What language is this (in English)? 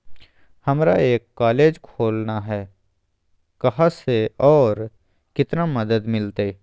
Magahi